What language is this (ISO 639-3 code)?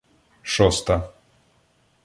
ukr